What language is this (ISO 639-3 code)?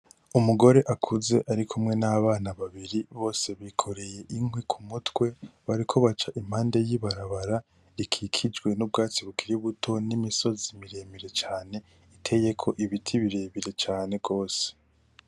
run